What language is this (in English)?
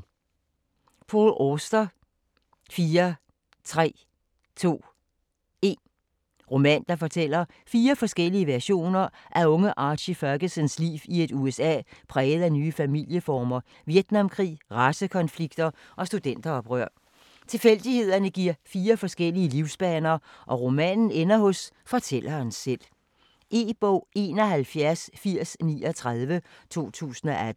Danish